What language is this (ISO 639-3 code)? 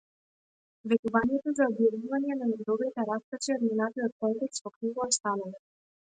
mkd